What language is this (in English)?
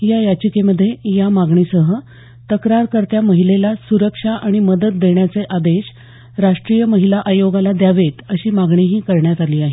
Marathi